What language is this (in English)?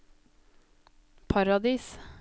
Norwegian